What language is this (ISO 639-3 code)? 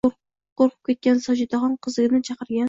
uzb